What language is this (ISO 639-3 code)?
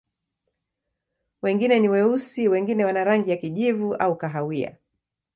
swa